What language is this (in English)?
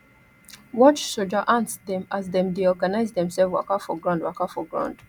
Nigerian Pidgin